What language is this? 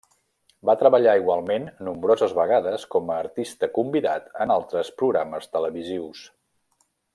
Catalan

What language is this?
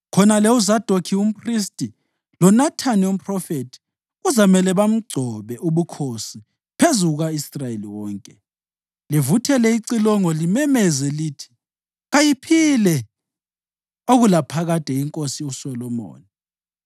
North Ndebele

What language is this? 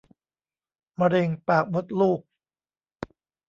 Thai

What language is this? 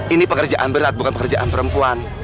Indonesian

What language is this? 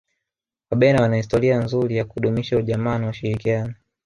Swahili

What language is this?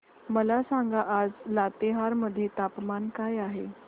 Marathi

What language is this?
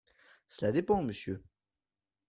French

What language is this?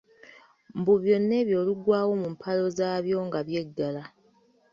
Ganda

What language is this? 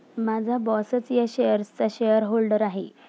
Marathi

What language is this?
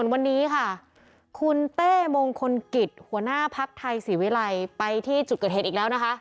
Thai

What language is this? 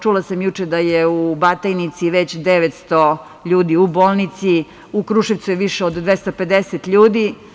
Serbian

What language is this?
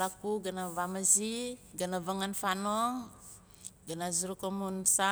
Nalik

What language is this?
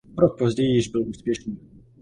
Czech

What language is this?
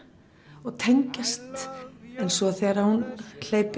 Icelandic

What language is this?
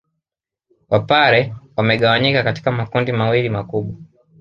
Swahili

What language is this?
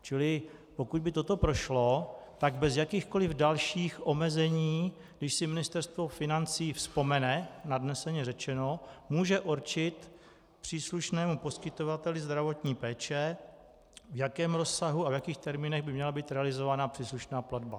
Czech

